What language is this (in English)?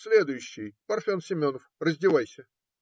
Russian